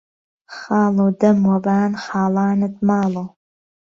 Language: Central Kurdish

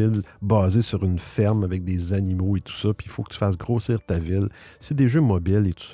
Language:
French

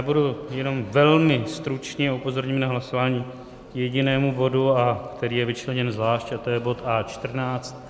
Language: Czech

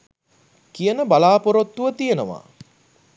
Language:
Sinhala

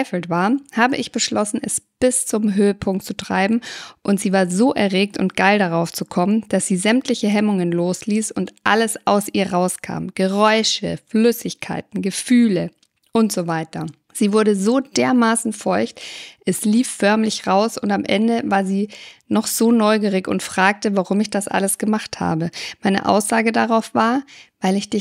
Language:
German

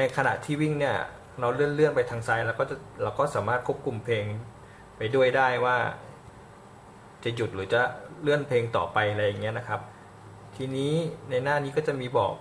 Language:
Thai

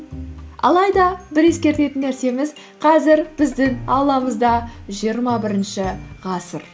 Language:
Kazakh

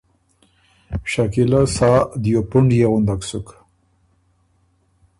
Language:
Ormuri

